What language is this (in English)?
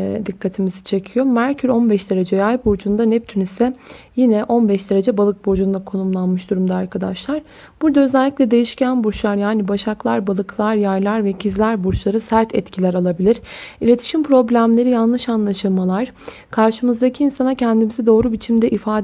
Turkish